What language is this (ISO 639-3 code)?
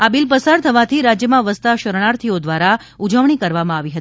guj